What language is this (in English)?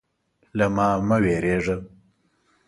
Pashto